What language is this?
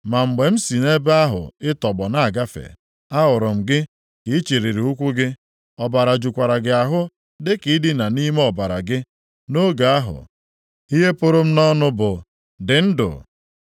Igbo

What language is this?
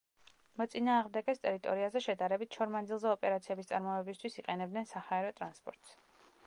Georgian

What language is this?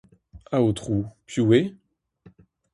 Breton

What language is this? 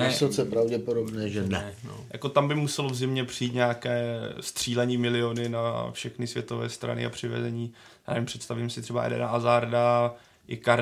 Czech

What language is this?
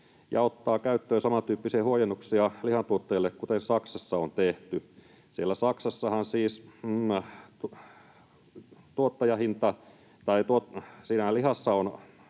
Finnish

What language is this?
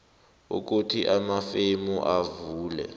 South Ndebele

